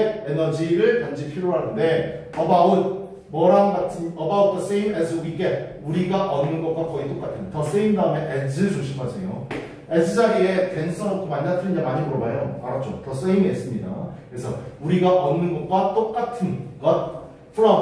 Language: Korean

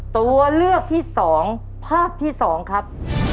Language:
Thai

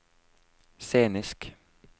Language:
Norwegian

